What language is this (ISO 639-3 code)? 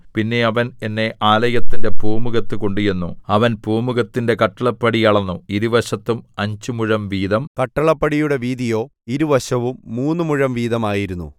mal